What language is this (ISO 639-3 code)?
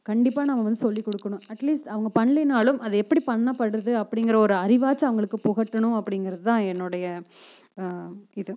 tam